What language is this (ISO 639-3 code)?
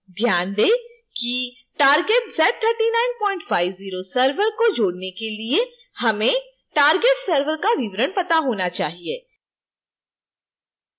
hin